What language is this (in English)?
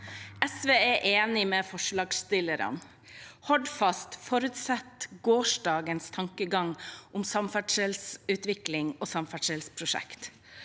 Norwegian